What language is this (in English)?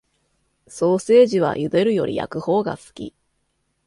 Japanese